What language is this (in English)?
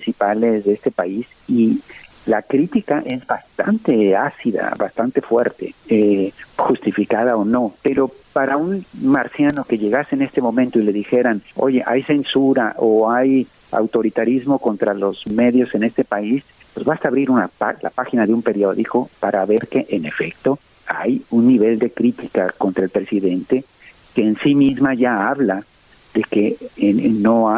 Spanish